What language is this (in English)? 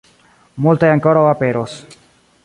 Esperanto